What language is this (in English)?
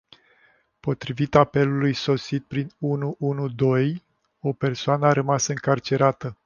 Romanian